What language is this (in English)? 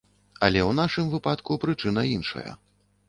Belarusian